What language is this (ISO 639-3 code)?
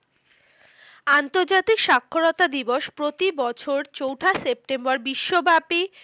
ben